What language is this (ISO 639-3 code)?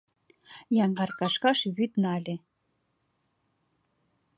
chm